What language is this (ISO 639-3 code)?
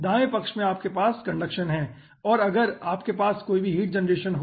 hin